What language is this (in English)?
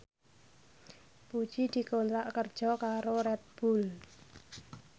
Javanese